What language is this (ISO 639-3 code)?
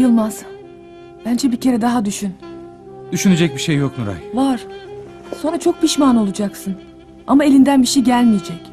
tur